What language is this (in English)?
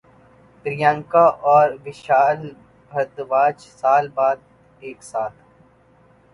Urdu